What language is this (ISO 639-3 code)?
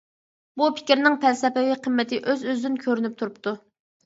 uig